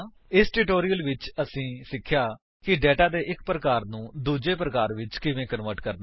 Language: Punjabi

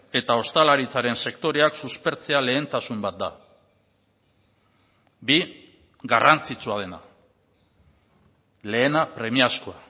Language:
Basque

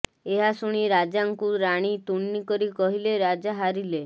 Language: Odia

